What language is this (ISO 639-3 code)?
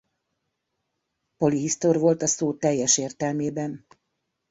hun